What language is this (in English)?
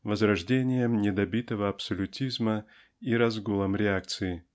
Russian